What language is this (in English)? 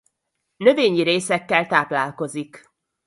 Hungarian